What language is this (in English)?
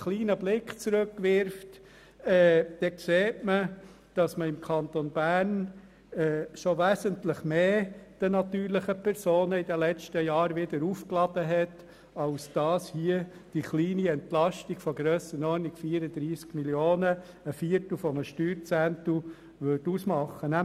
Swiss German